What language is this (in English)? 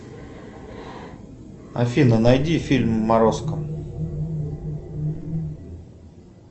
Russian